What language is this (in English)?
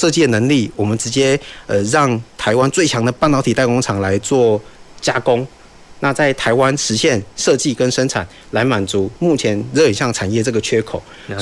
Chinese